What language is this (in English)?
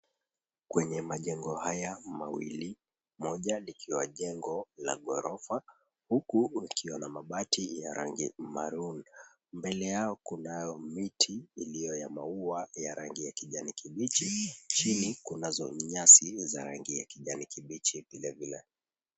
Swahili